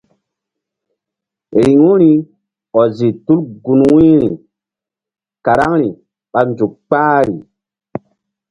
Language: Mbum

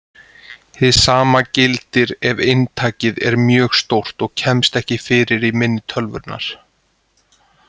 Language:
Icelandic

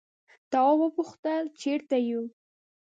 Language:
Pashto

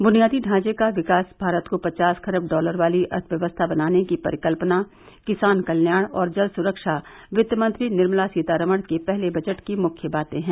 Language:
Hindi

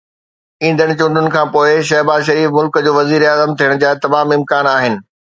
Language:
Sindhi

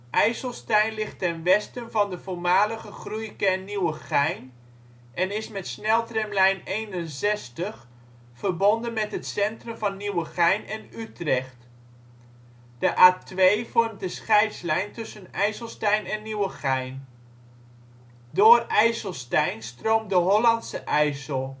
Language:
Dutch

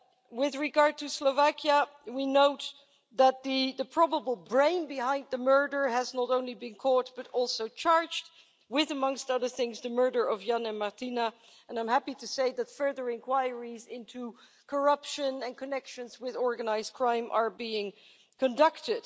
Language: English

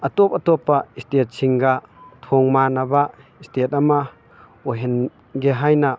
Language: Manipuri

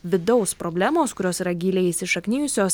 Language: Lithuanian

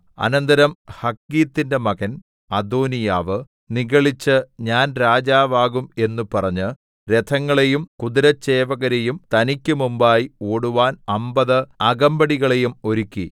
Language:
Malayalam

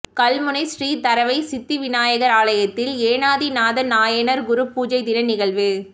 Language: Tamil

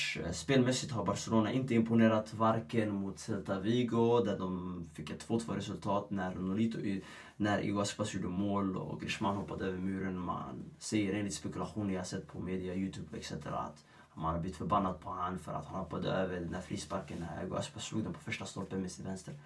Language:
Swedish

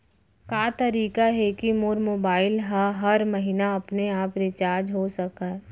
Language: Chhattisgarhi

